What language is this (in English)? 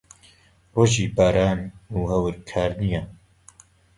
Central Kurdish